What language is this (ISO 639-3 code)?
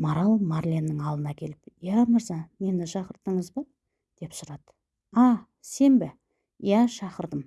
tur